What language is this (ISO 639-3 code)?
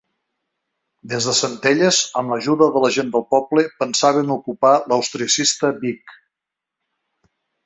cat